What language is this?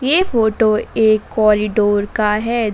Hindi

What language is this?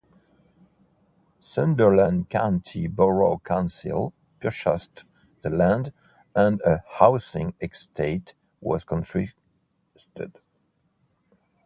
English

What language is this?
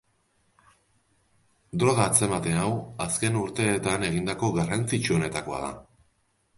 Basque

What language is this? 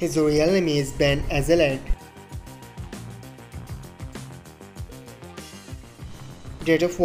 English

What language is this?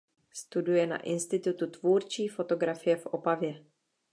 Czech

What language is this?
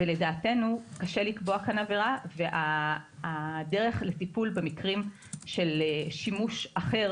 Hebrew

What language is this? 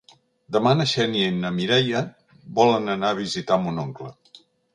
Catalan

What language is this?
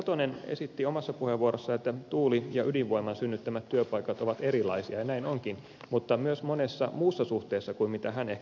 Finnish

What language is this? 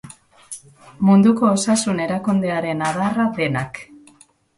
Basque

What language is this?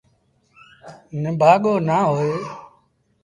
Sindhi Bhil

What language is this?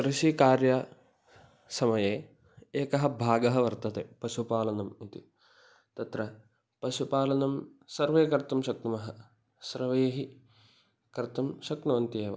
Sanskrit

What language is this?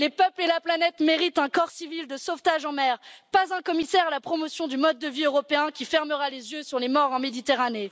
French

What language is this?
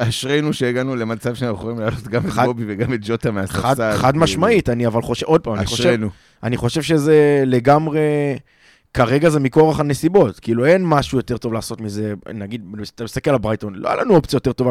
Hebrew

